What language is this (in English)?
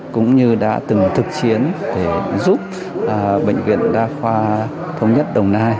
Vietnamese